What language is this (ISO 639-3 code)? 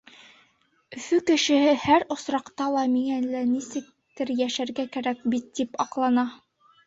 bak